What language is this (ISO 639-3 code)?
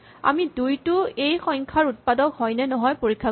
asm